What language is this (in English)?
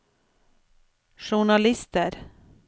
Norwegian